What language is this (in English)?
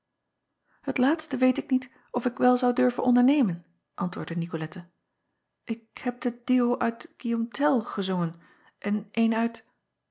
Dutch